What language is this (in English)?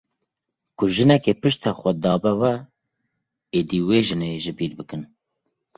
Kurdish